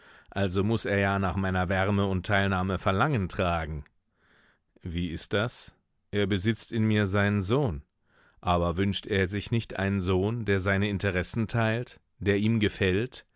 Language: German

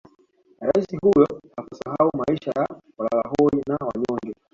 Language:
Swahili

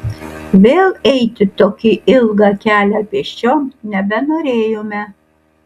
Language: Lithuanian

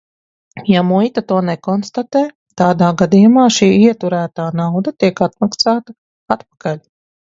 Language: Latvian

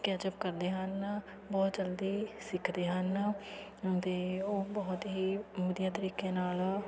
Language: Punjabi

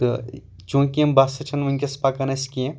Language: Kashmiri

